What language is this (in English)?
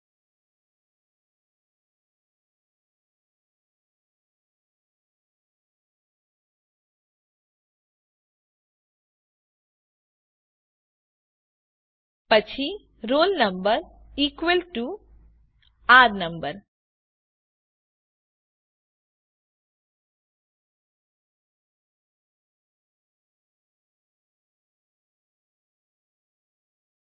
Gujarati